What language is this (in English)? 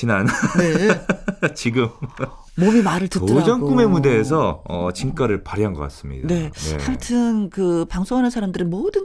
Korean